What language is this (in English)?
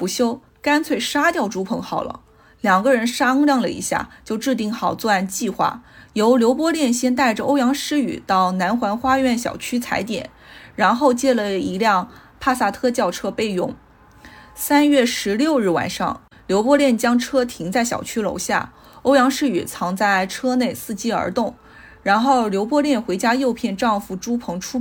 Chinese